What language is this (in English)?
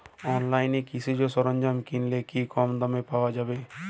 Bangla